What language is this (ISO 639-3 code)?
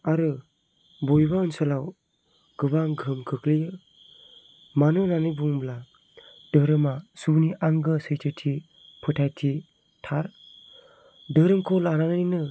brx